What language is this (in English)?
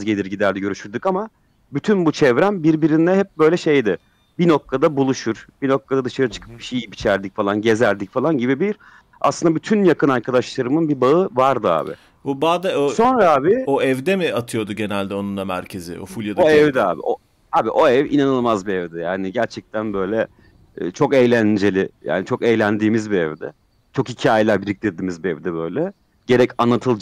Turkish